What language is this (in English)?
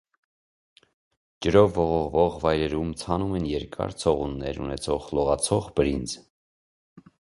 Armenian